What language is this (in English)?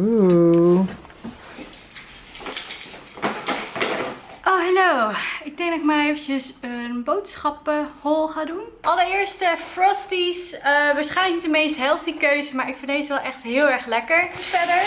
Dutch